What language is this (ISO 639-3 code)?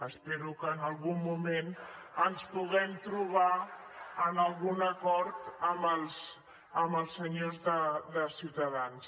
cat